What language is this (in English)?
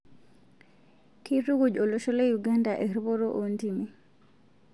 Masai